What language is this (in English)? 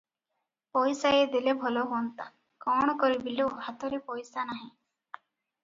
Odia